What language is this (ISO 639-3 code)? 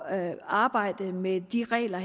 dan